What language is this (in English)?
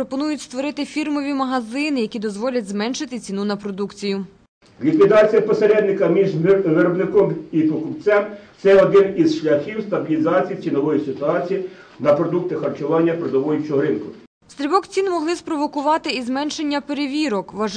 Ukrainian